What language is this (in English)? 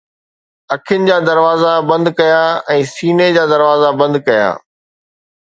Sindhi